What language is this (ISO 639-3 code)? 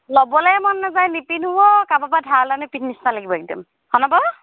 asm